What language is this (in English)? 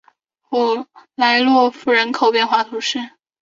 Chinese